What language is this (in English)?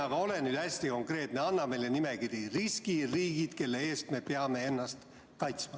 Estonian